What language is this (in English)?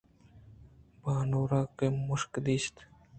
Eastern Balochi